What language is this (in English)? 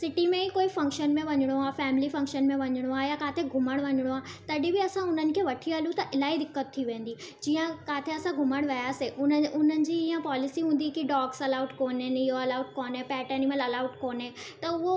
Sindhi